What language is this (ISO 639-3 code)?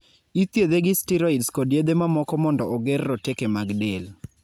luo